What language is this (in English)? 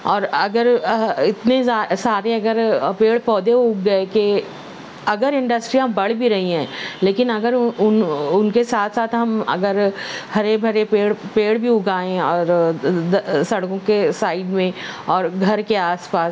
Urdu